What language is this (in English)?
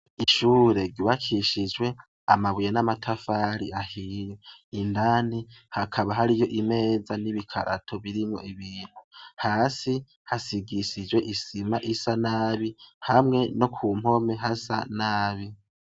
Rundi